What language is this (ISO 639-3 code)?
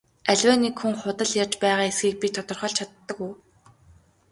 mon